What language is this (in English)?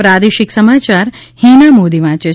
Gujarati